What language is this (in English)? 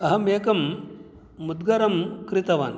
Sanskrit